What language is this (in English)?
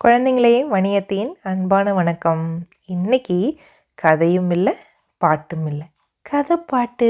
Tamil